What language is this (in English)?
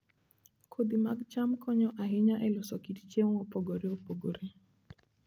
Luo (Kenya and Tanzania)